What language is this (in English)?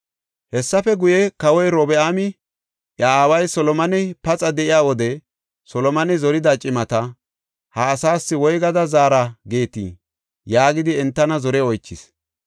Gofa